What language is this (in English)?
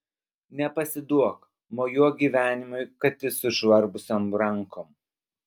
Lithuanian